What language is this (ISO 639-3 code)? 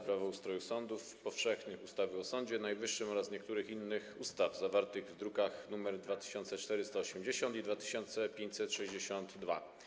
pol